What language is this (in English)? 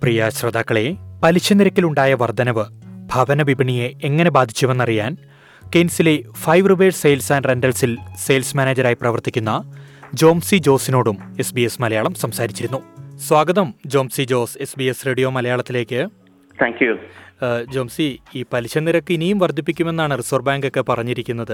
Malayalam